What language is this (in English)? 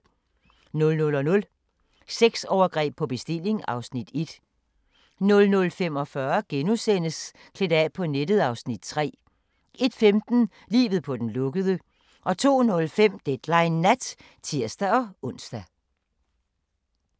Danish